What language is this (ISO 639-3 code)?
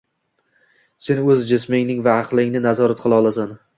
uzb